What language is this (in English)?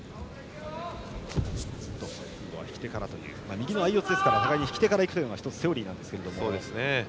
Japanese